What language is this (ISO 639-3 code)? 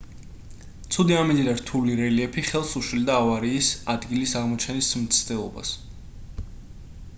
kat